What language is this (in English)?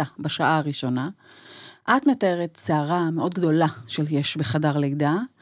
Hebrew